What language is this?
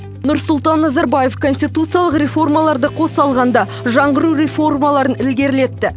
Kazakh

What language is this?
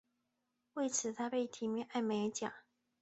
Chinese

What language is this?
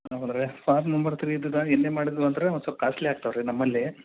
Kannada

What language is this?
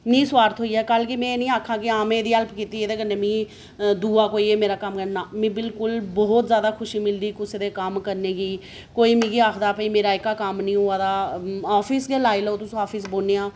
Dogri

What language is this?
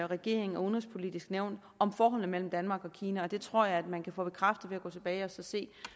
Danish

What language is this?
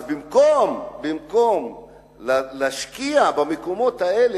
Hebrew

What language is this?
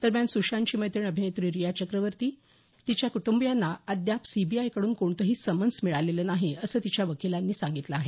Marathi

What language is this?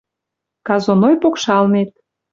Western Mari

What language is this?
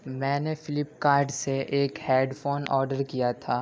Urdu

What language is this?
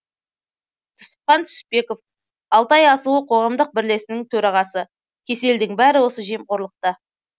Kazakh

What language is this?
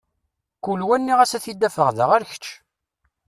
Kabyle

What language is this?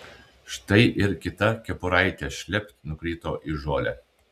Lithuanian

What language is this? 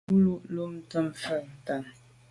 Medumba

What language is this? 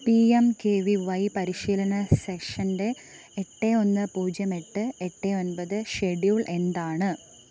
Malayalam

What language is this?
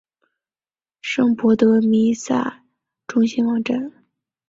Chinese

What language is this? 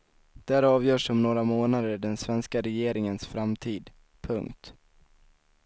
Swedish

